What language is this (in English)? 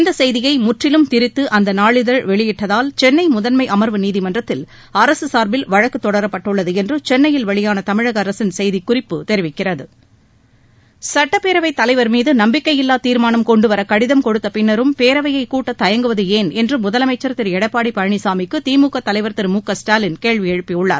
Tamil